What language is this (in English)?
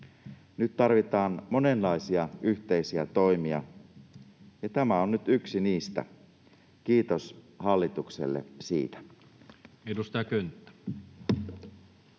Finnish